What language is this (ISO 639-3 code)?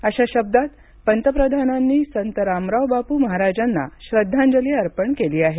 mar